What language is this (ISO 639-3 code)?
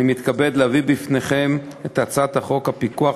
heb